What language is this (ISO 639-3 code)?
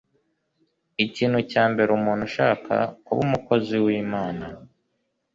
kin